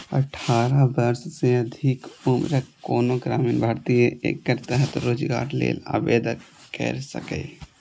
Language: Maithili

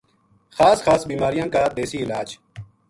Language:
Gujari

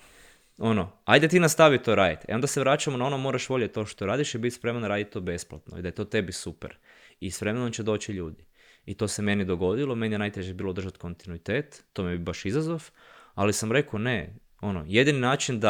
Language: Croatian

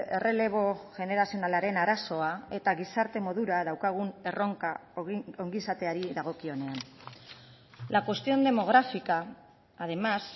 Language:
Basque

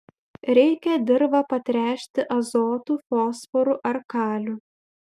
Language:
Lithuanian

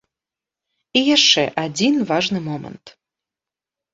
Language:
Belarusian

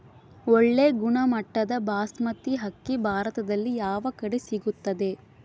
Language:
Kannada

